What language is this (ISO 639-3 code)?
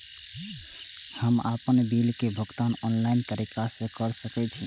mai